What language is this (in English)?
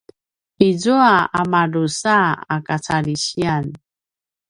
Paiwan